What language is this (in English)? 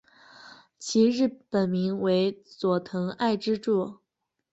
Chinese